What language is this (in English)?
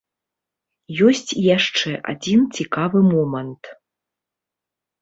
Belarusian